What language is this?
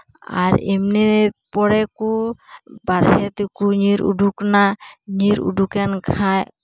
Santali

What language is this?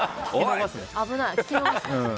Japanese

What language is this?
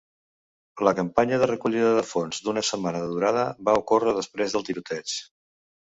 Catalan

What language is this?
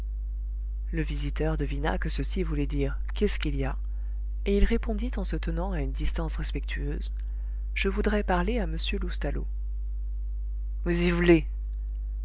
French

